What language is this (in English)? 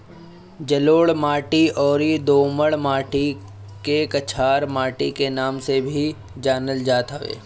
Bhojpuri